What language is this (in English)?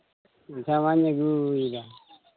Santali